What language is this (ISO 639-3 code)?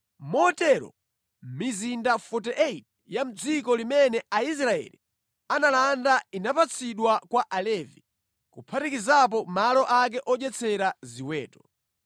nya